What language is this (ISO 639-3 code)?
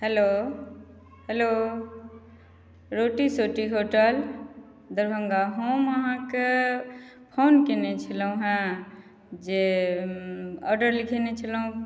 mai